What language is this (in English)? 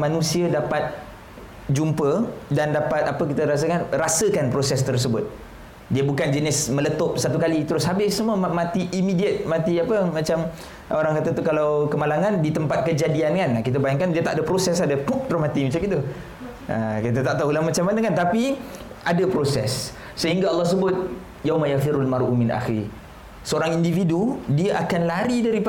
Malay